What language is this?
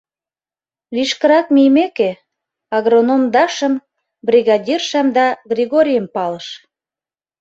Mari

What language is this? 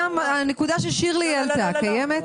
Hebrew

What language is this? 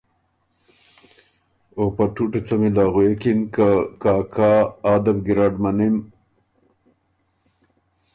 Ormuri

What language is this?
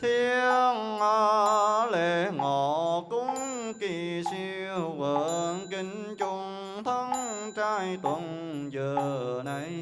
Vietnamese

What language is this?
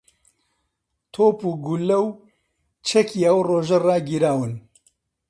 Central Kurdish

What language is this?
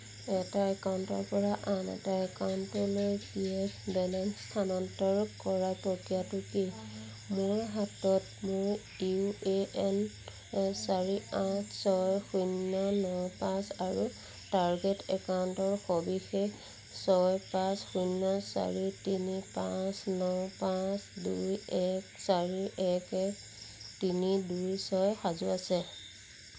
Assamese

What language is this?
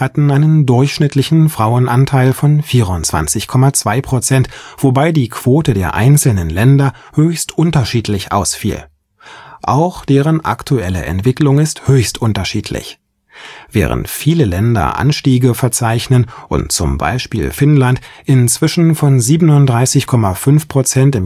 German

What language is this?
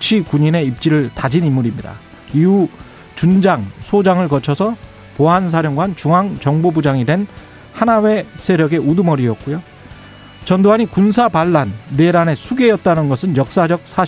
Korean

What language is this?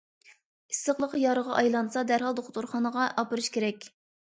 Uyghur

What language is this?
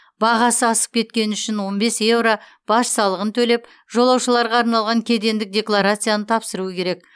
Kazakh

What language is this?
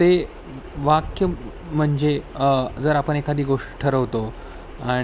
Marathi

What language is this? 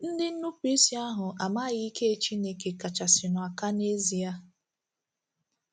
Igbo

